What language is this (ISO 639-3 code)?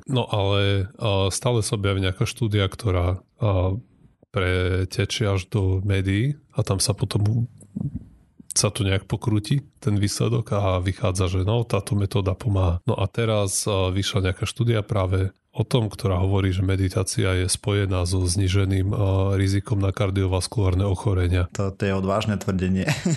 slk